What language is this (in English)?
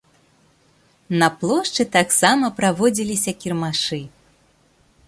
Belarusian